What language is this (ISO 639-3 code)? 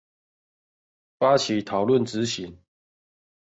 zho